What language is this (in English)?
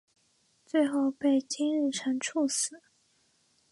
Chinese